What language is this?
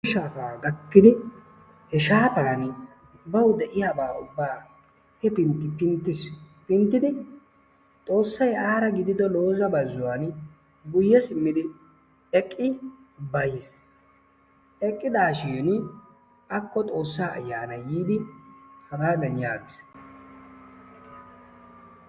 Wolaytta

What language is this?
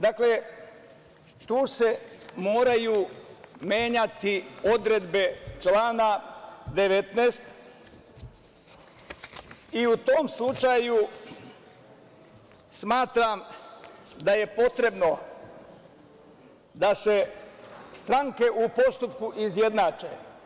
Serbian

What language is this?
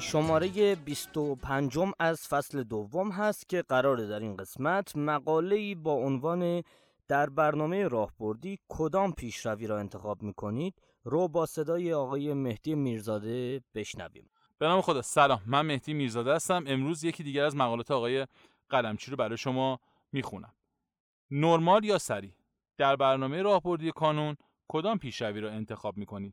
Persian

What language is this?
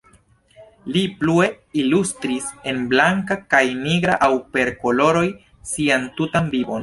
Esperanto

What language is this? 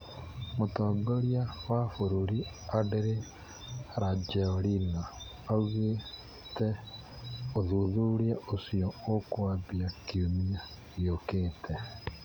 Kikuyu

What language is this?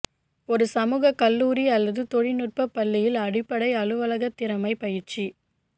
Tamil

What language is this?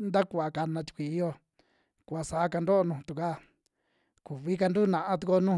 Western Juxtlahuaca Mixtec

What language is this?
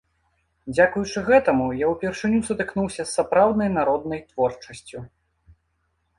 Belarusian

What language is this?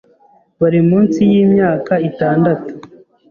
Kinyarwanda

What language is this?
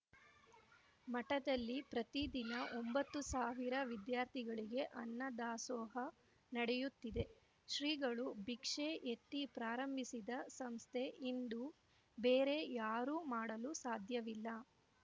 Kannada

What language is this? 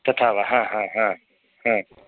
Sanskrit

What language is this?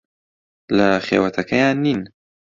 Central Kurdish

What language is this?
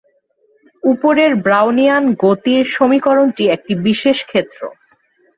Bangla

